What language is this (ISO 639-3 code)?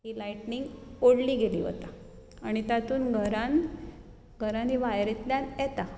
kok